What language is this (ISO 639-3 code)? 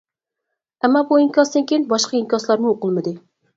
uig